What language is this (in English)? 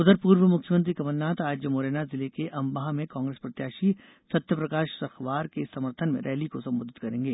Hindi